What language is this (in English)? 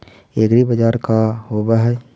Magahi